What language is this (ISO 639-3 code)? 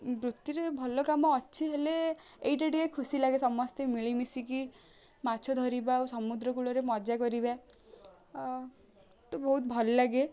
ori